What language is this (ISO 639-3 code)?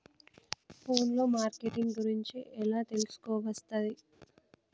tel